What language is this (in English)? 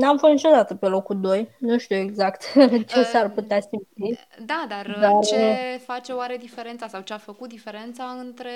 Romanian